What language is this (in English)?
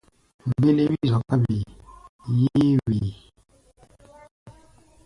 Gbaya